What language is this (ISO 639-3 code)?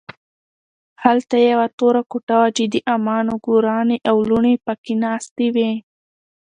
pus